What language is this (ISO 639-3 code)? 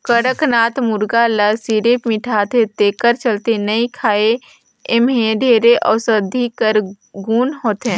hne